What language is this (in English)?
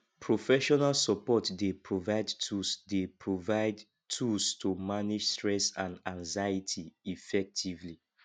Nigerian Pidgin